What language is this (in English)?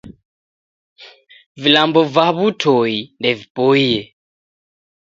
Taita